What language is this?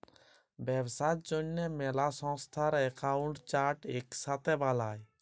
Bangla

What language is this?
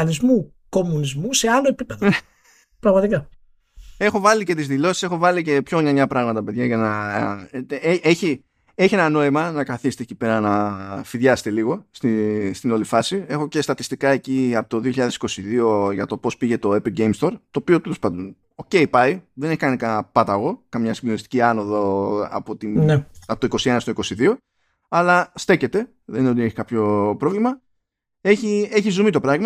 Greek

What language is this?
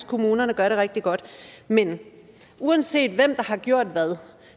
Danish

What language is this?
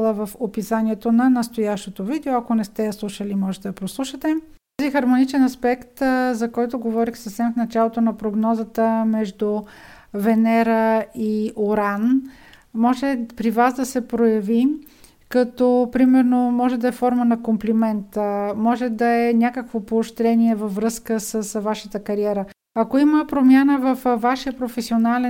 Bulgarian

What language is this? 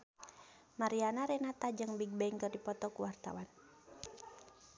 Sundanese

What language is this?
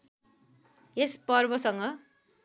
Nepali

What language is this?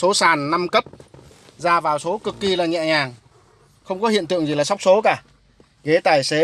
Vietnamese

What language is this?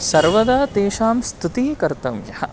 Sanskrit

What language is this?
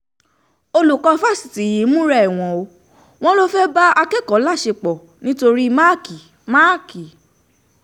Yoruba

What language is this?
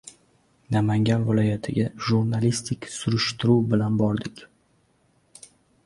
Uzbek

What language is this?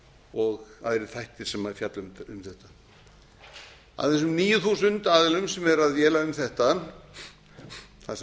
Icelandic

